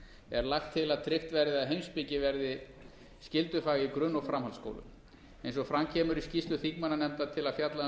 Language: Icelandic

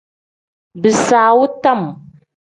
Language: Tem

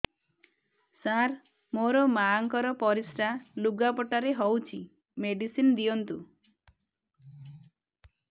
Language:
Odia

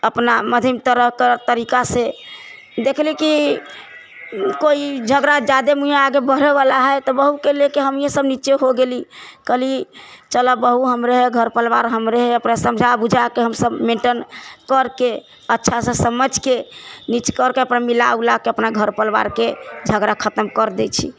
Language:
Maithili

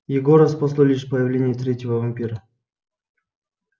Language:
Russian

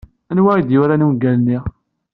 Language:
Kabyle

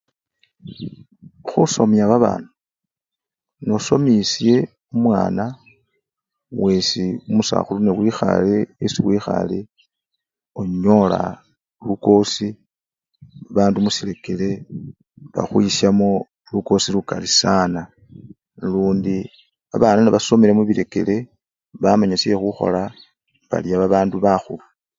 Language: Luyia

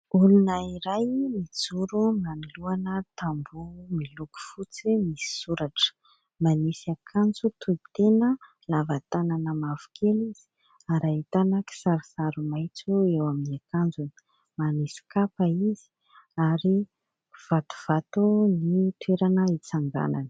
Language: Malagasy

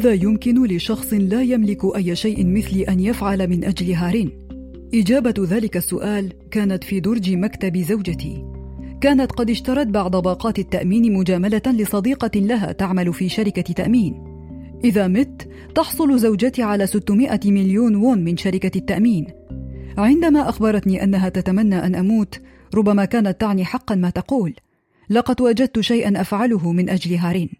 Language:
Arabic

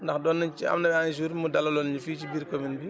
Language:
Wolof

